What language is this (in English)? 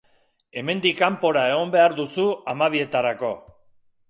Basque